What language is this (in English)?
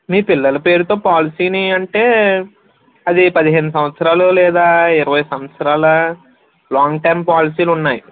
Telugu